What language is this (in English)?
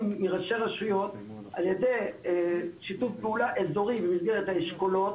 Hebrew